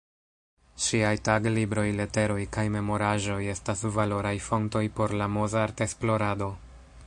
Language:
Esperanto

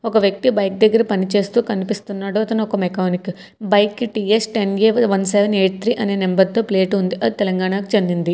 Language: Telugu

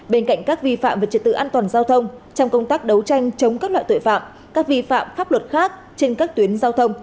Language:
Vietnamese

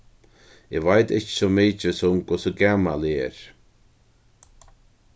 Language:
Faroese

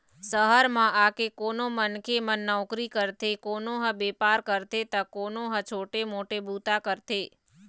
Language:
Chhattisgarhi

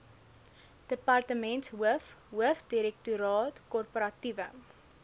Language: Afrikaans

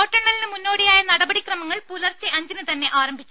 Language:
Malayalam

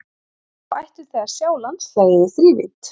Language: Icelandic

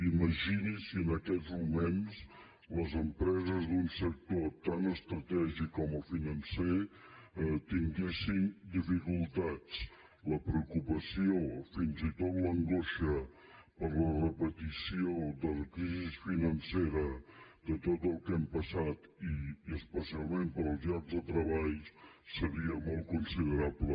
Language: Catalan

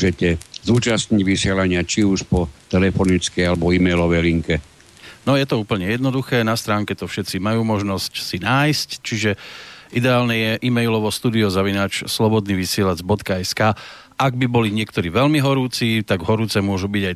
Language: Slovak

